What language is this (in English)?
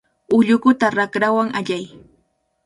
Cajatambo North Lima Quechua